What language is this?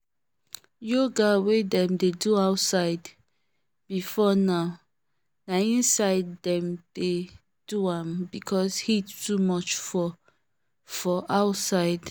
Nigerian Pidgin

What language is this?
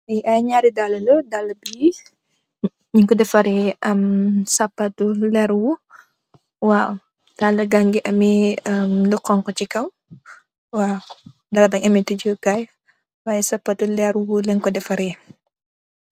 Wolof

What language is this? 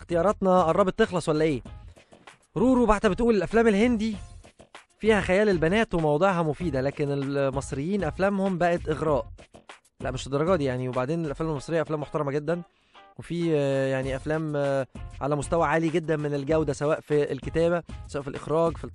Arabic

